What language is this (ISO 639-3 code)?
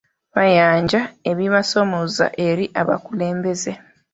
lug